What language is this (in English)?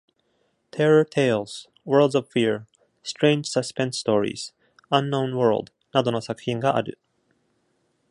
Japanese